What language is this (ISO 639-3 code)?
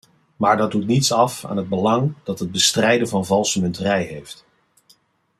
nld